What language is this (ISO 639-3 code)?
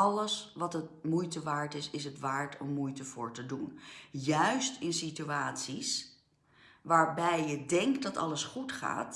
nld